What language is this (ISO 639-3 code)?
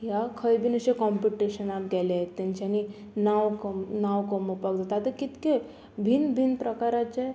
kok